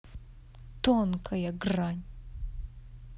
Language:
Russian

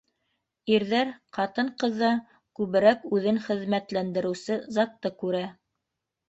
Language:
Bashkir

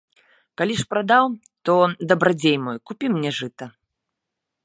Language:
Belarusian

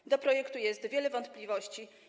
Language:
Polish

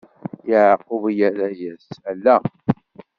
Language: Kabyle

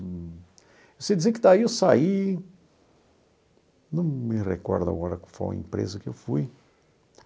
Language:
Portuguese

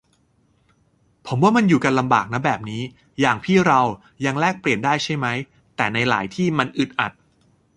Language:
Thai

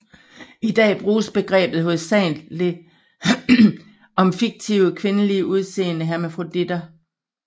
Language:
Danish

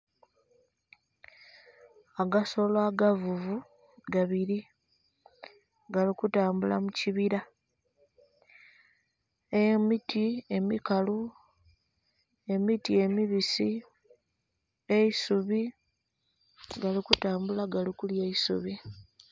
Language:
Soga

